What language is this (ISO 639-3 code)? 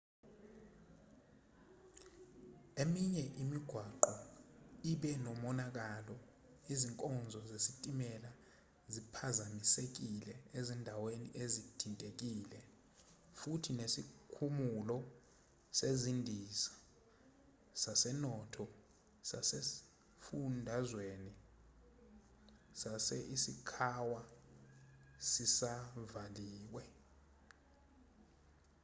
zul